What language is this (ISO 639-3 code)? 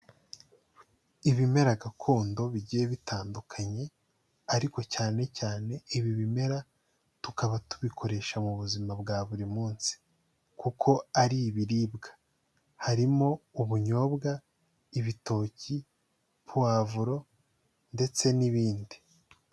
kin